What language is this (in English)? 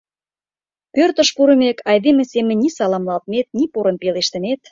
Mari